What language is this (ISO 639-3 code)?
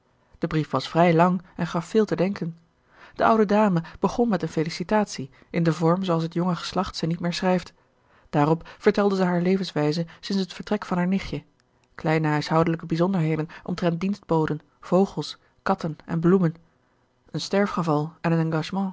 nld